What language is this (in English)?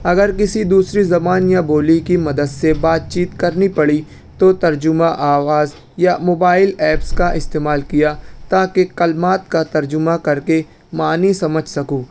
Urdu